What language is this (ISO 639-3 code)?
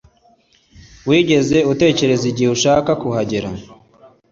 kin